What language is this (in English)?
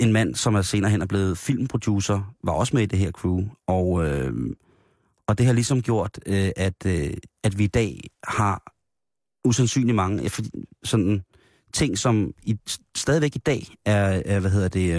Danish